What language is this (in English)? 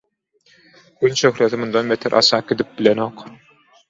Turkmen